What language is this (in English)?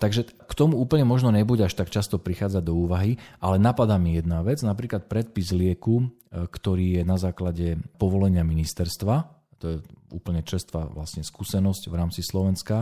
Slovak